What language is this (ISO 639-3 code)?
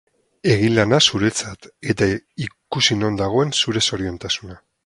eus